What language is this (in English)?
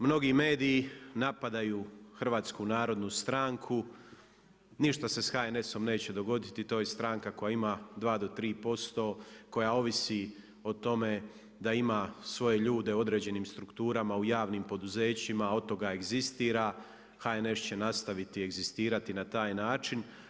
Croatian